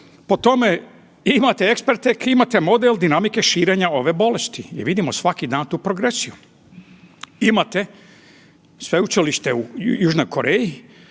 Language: Croatian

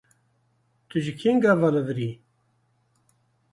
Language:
Kurdish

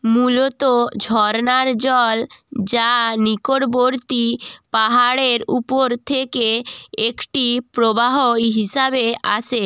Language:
Bangla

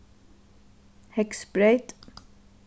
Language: Faroese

